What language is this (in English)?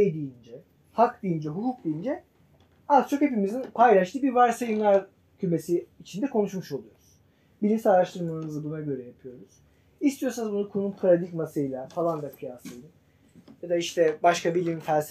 Turkish